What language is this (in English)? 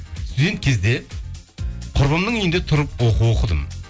Kazakh